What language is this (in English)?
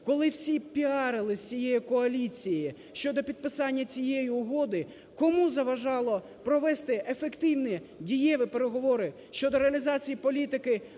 Ukrainian